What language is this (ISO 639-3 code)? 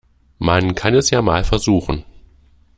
deu